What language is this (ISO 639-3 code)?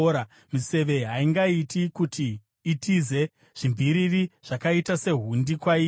sna